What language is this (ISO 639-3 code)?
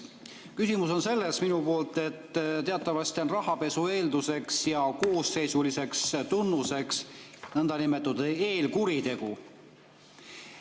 est